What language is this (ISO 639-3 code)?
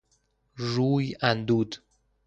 fas